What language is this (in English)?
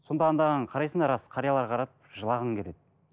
Kazakh